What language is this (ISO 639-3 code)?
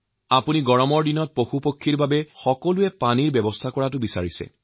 asm